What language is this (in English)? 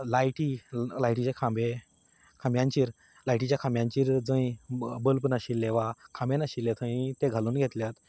Konkani